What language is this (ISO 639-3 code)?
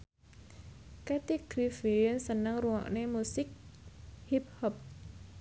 jav